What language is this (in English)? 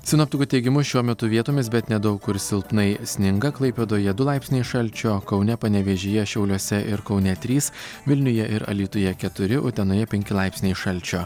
Lithuanian